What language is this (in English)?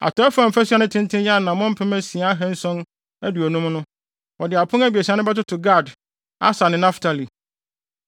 Akan